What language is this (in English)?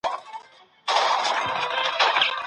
Pashto